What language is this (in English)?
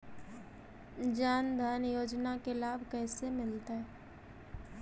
Magahi